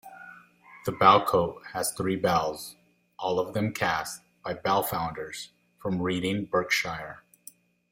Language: English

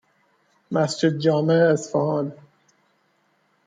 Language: Persian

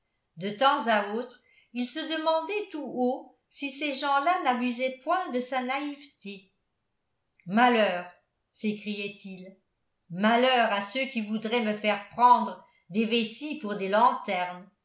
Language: French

